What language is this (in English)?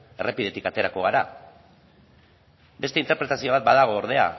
Basque